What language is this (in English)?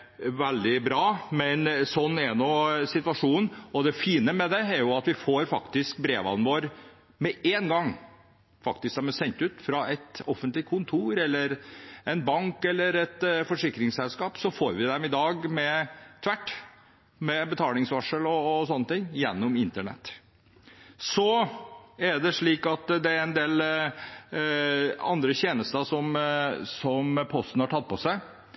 Norwegian Bokmål